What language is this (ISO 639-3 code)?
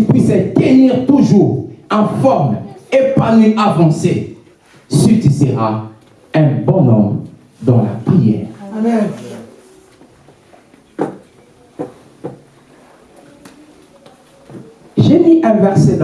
fra